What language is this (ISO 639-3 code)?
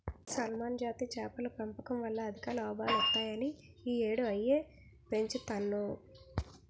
tel